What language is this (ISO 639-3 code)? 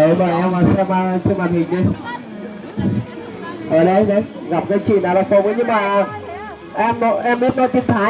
vie